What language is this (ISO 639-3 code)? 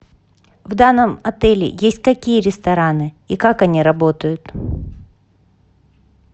rus